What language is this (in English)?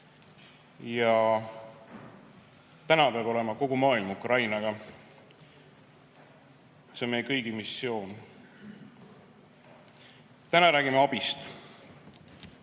Estonian